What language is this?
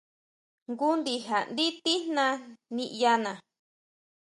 Huautla Mazatec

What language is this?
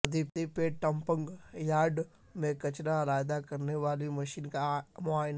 Urdu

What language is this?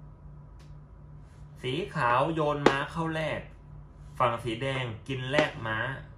Thai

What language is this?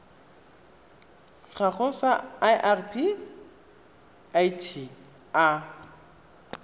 Tswana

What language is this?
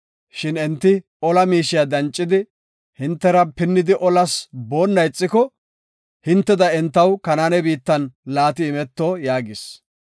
Gofa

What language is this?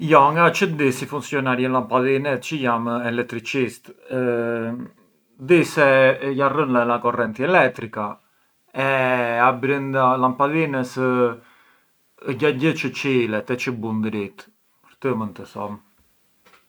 Arbëreshë Albanian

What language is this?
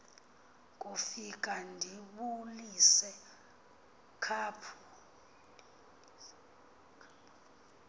Xhosa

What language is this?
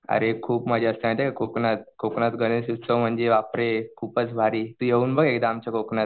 Marathi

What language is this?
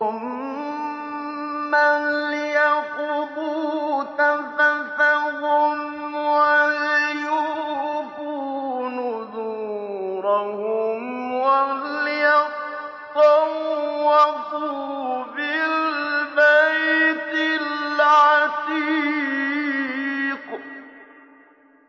Arabic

